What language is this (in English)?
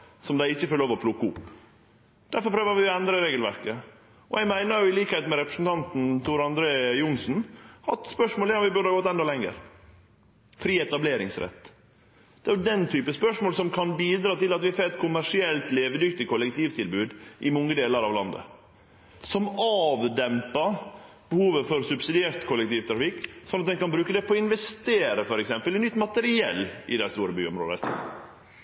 Norwegian Nynorsk